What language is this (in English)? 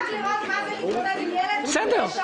Hebrew